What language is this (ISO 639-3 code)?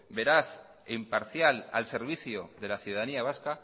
spa